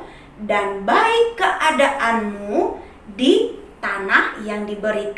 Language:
Indonesian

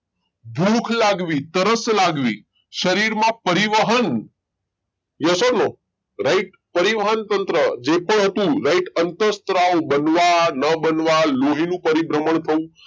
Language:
Gujarati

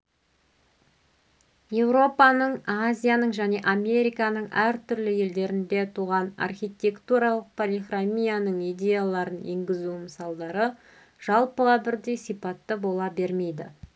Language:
Kazakh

